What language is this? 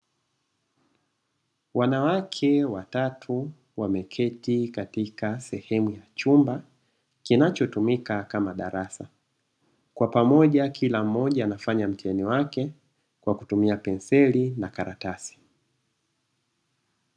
Swahili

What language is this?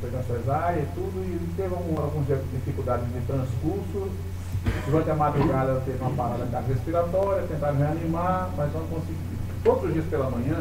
Portuguese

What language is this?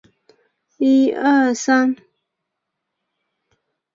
Chinese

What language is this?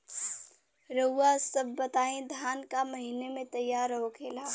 Bhojpuri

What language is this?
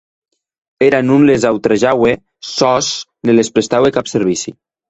Occitan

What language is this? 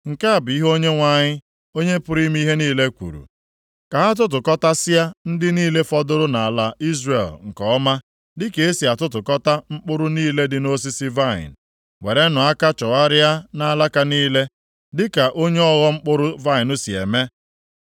Igbo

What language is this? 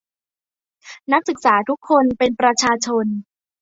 Thai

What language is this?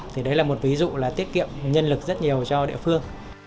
Vietnamese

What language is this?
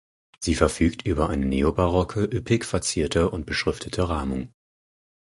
German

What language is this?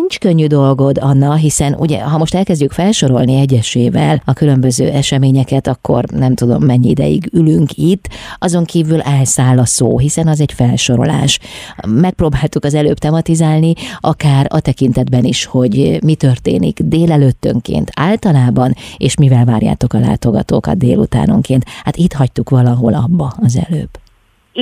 Hungarian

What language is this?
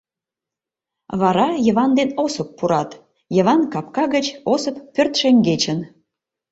Mari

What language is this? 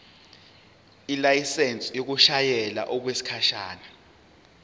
Zulu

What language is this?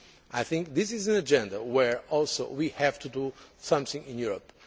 English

